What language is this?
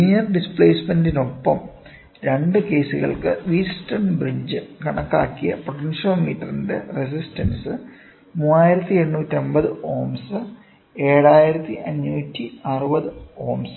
Malayalam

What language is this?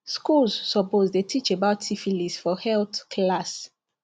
Nigerian Pidgin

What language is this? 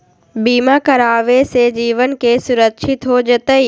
Magahi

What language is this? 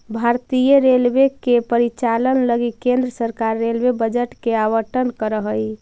Magahi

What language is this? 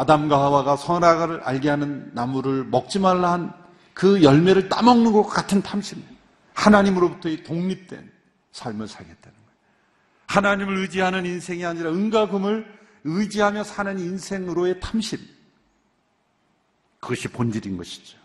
Korean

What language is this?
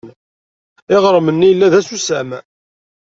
Kabyle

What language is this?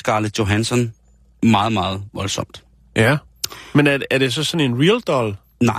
Danish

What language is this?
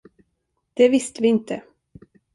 Swedish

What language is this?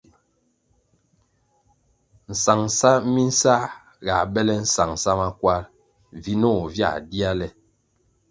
Kwasio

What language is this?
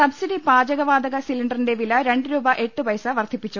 Malayalam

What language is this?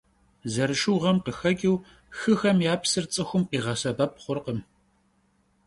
Kabardian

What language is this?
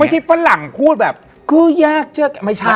Thai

